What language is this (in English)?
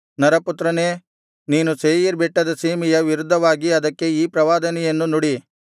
Kannada